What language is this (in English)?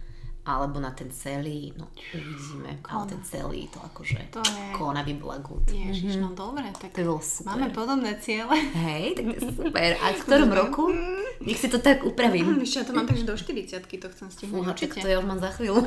Slovak